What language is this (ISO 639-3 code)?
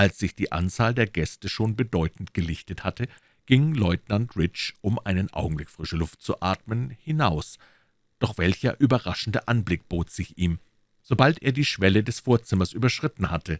deu